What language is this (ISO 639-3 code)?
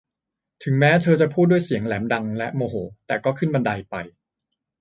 tha